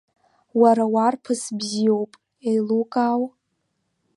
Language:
Abkhazian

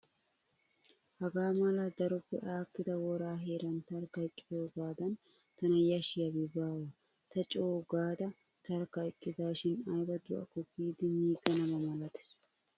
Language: Wolaytta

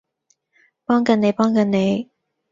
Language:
Cantonese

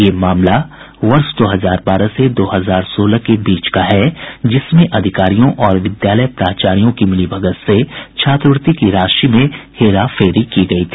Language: Hindi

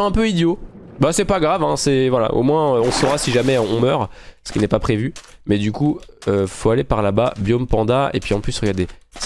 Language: French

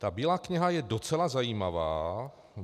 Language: Czech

